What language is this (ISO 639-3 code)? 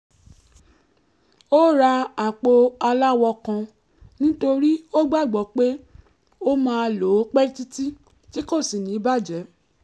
yor